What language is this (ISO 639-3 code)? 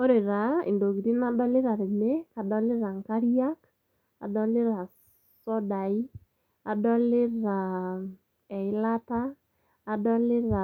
mas